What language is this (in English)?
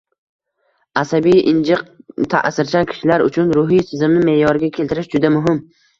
Uzbek